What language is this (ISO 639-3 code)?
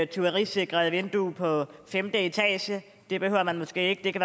dan